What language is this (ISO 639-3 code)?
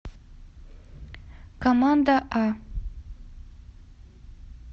rus